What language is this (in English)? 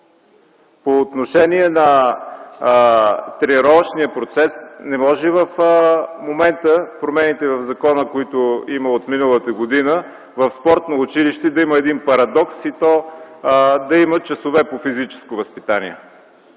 Bulgarian